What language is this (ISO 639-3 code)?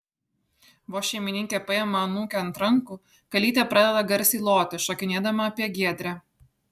lit